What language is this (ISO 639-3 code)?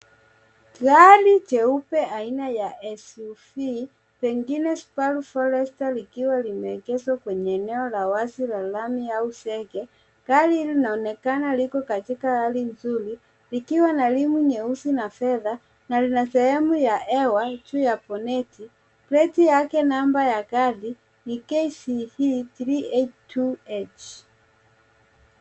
swa